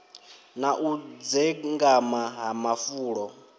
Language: Venda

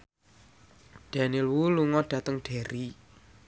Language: Javanese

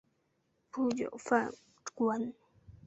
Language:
Chinese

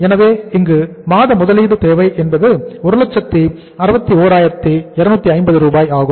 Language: Tamil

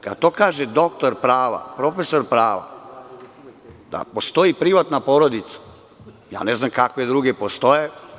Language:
Serbian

